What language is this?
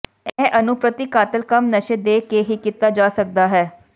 Punjabi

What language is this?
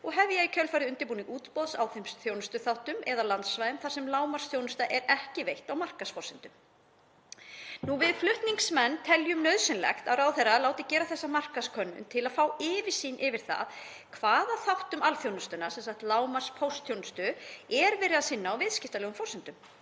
Icelandic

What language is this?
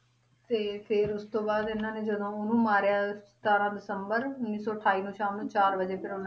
Punjabi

